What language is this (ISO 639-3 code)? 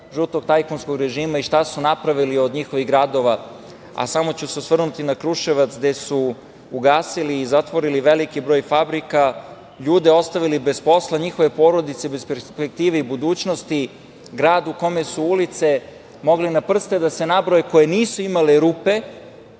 srp